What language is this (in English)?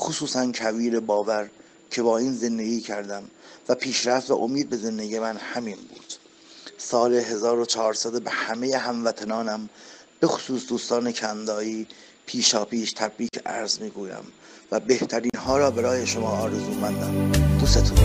Persian